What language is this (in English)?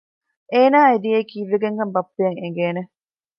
Divehi